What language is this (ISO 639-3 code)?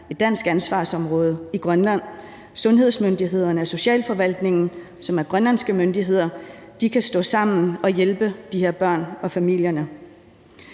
dan